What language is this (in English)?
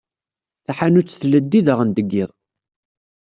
Kabyle